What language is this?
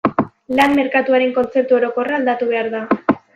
Basque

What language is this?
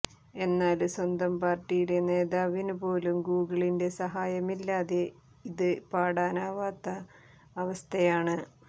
Malayalam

